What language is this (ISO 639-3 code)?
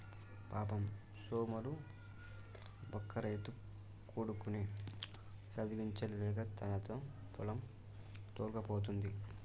tel